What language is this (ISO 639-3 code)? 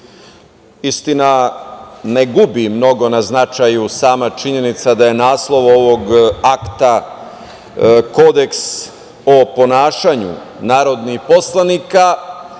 srp